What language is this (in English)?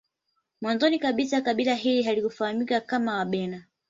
Swahili